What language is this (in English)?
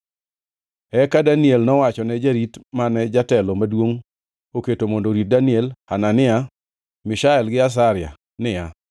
Luo (Kenya and Tanzania)